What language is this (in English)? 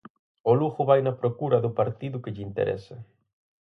Galician